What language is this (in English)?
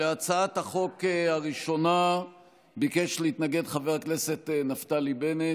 Hebrew